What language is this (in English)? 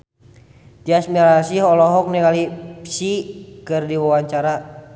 Sundanese